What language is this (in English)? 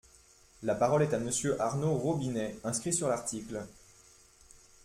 French